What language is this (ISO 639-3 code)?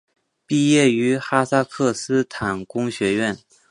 zho